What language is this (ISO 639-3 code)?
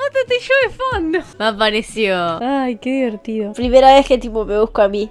spa